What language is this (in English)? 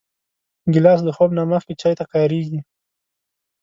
Pashto